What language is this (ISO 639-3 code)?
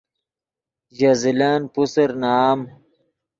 ydg